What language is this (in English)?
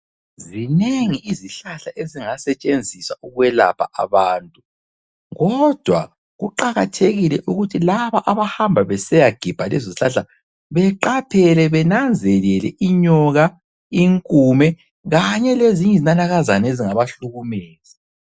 North Ndebele